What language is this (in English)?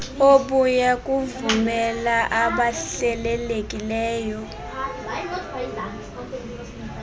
Xhosa